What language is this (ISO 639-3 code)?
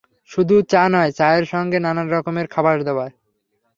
ben